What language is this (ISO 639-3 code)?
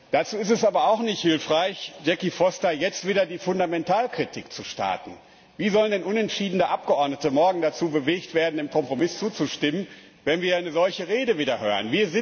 deu